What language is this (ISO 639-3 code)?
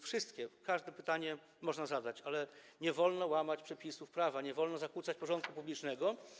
pol